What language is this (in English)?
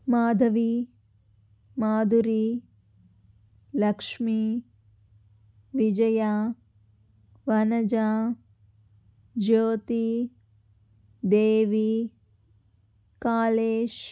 Telugu